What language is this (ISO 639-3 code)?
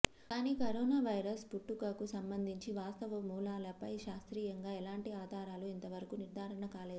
tel